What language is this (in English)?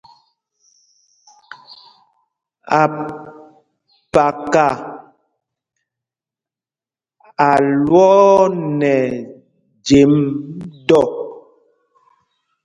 Mpumpong